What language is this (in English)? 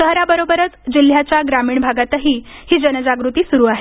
Marathi